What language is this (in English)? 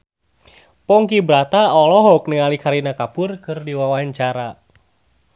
Sundanese